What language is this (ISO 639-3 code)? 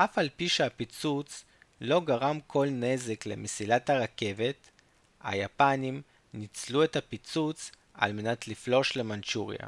heb